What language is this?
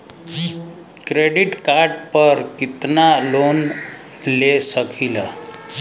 Bhojpuri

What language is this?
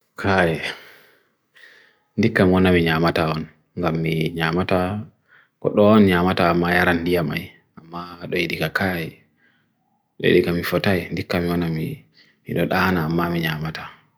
Bagirmi Fulfulde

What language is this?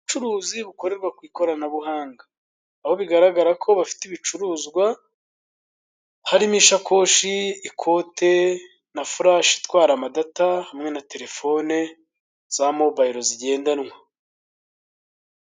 Kinyarwanda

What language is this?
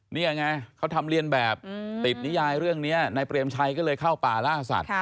Thai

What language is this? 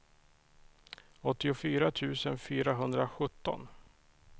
Swedish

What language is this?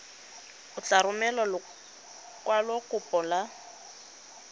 Tswana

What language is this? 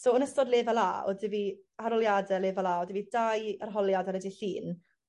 Welsh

